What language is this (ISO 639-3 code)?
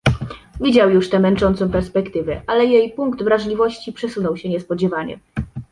pol